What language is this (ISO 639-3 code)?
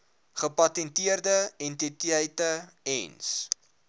afr